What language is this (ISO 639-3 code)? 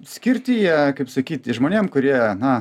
lit